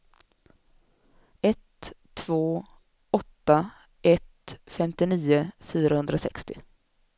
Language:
Swedish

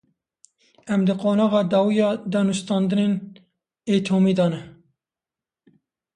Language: Kurdish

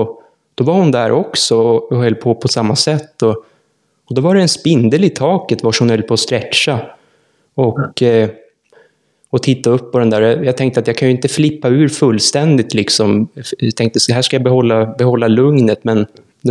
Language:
Swedish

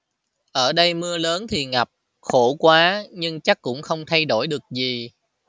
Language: Vietnamese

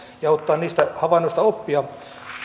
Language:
Finnish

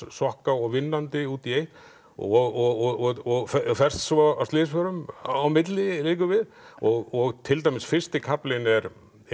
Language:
Icelandic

